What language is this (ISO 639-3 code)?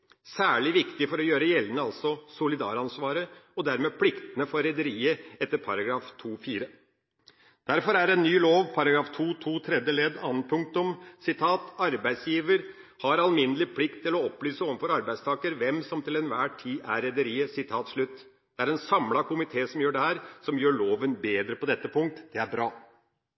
nob